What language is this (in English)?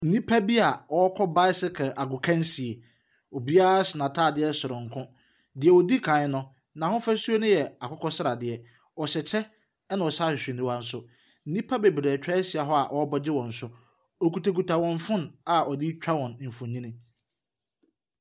Akan